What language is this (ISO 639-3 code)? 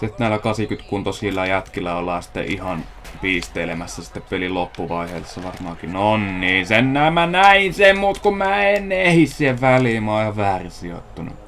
fin